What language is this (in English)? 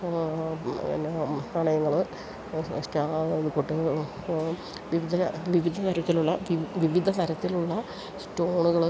Malayalam